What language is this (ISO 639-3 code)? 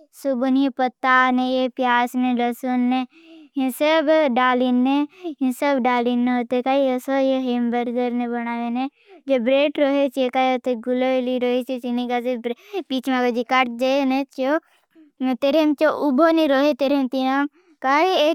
bhb